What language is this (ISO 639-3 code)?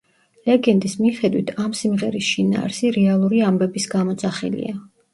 kat